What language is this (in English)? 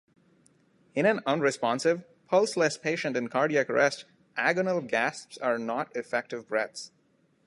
English